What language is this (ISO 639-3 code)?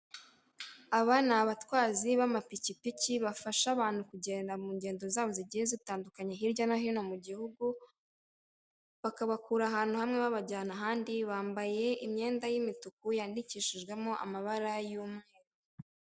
kin